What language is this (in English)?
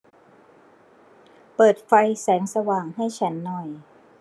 Thai